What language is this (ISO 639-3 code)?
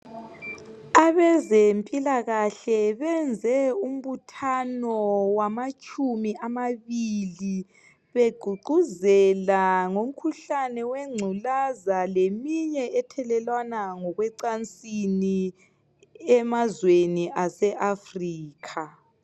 nde